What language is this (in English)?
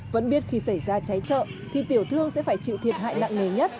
Vietnamese